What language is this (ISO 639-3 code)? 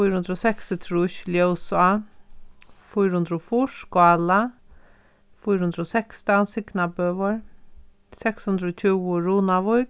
fao